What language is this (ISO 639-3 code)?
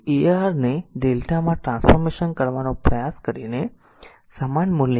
guj